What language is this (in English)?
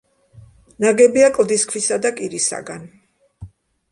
Georgian